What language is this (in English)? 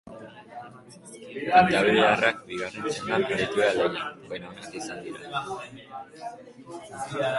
Basque